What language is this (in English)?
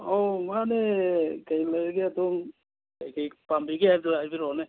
Manipuri